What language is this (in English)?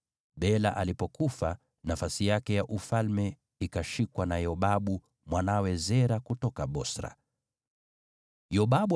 Swahili